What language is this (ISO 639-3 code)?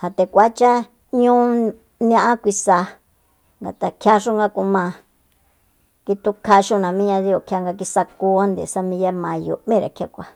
vmp